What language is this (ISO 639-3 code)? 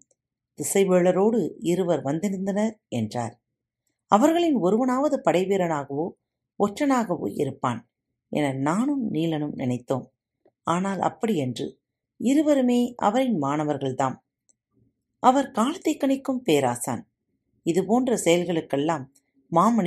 tam